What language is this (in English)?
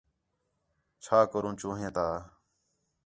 Khetrani